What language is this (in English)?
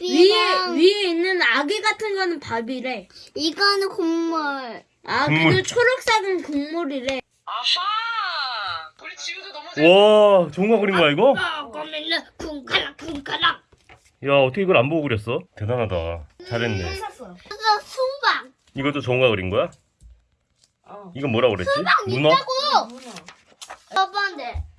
Korean